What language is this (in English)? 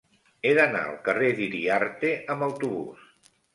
Catalan